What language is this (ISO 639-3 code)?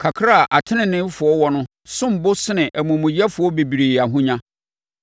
aka